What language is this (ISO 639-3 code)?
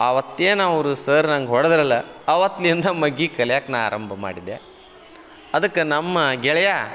kan